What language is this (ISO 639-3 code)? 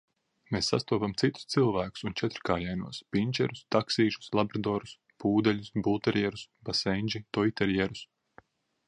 lav